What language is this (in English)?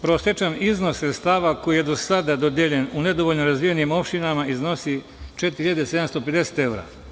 Serbian